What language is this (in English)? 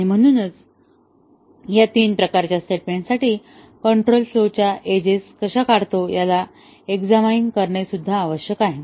Marathi